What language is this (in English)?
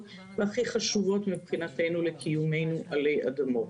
Hebrew